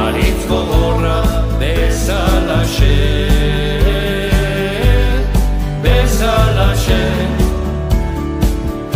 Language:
Romanian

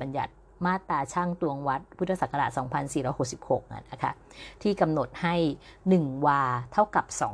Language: Thai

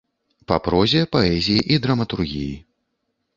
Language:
Belarusian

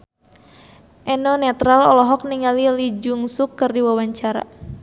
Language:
Sundanese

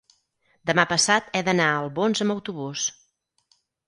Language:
Catalan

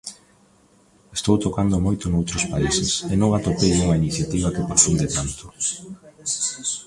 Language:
Galician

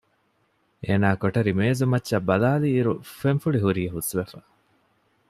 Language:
Divehi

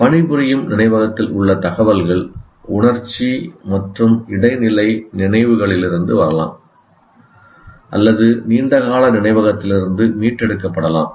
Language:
Tamil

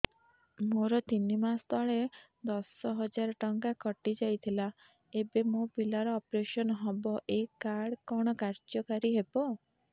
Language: Odia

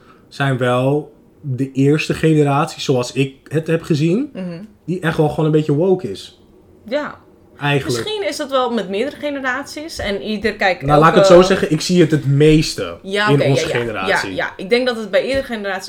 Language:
Dutch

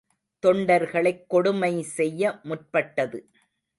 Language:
Tamil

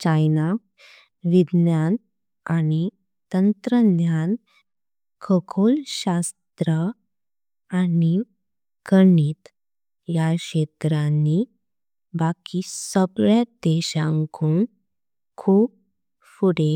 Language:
Konkani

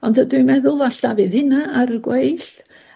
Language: Welsh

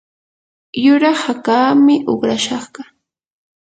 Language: Yanahuanca Pasco Quechua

